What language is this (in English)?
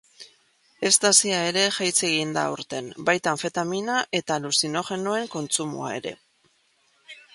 Basque